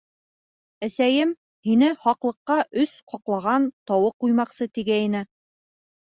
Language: Bashkir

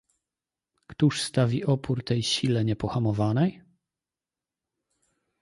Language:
Polish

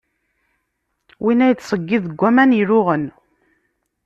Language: Kabyle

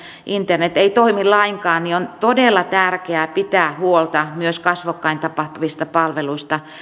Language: Finnish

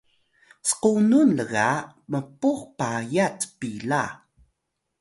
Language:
Atayal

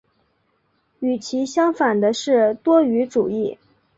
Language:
Chinese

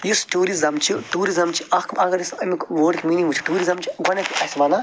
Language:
Kashmiri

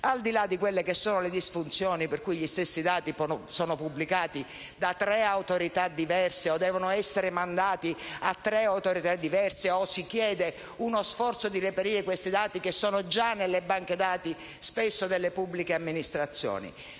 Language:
Italian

